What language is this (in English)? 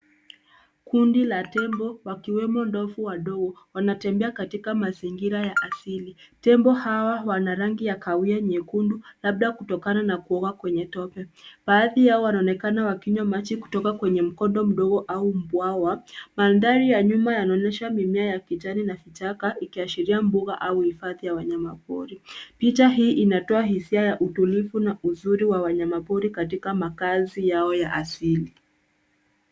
Swahili